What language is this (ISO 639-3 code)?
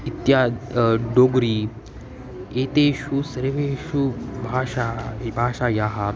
san